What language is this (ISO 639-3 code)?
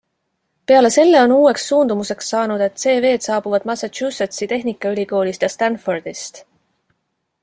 est